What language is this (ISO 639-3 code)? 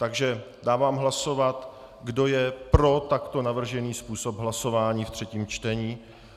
ces